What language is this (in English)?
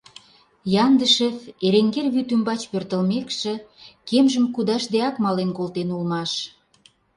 Mari